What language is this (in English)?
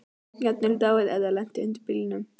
Icelandic